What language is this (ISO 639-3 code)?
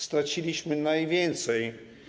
pol